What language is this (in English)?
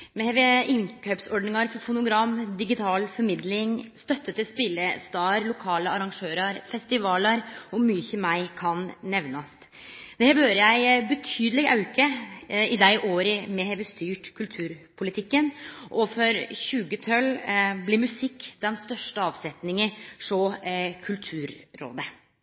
Norwegian Nynorsk